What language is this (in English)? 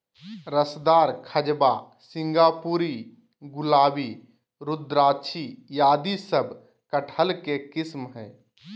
Magahi